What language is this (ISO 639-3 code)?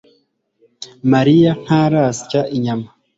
kin